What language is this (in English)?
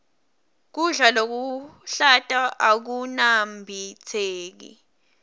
Swati